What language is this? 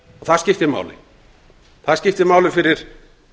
Icelandic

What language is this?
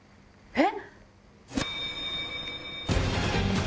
Japanese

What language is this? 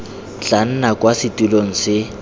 Tswana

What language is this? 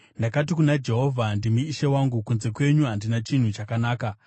Shona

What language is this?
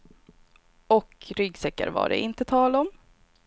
Swedish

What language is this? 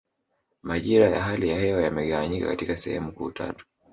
Swahili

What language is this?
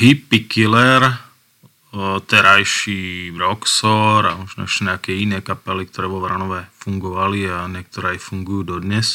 Slovak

